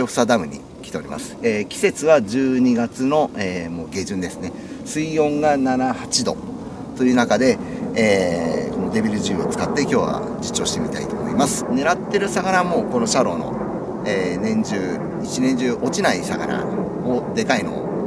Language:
Japanese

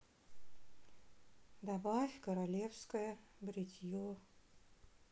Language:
Russian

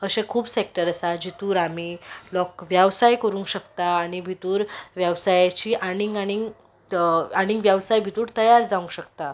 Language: Konkani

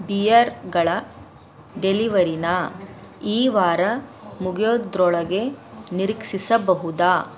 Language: Kannada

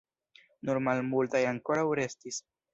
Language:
Esperanto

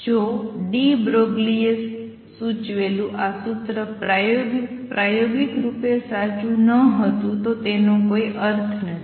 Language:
Gujarati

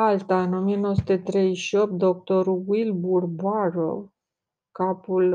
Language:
Romanian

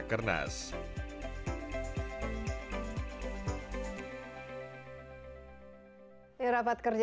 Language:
Indonesian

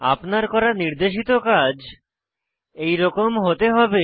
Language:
Bangla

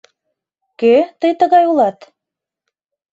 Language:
Mari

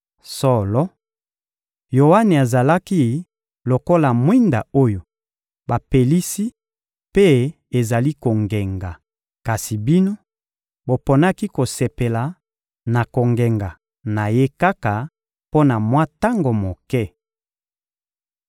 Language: Lingala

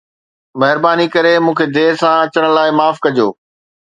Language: Sindhi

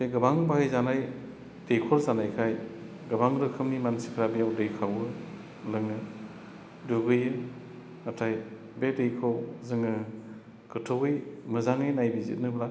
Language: Bodo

